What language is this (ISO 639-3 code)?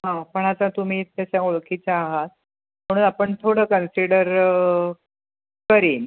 mar